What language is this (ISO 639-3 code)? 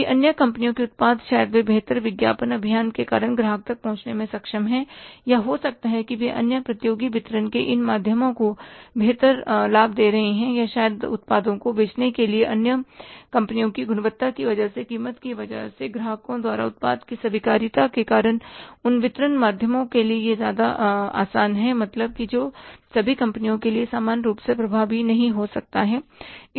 hin